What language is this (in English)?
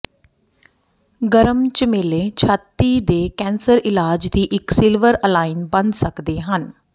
Punjabi